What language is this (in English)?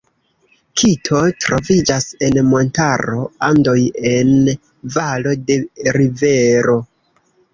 Esperanto